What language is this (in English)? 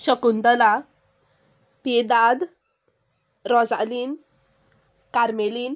Konkani